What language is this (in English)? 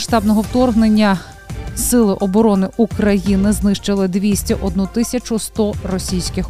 Ukrainian